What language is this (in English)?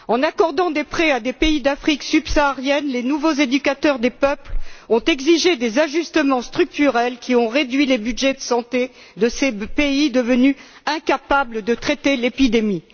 French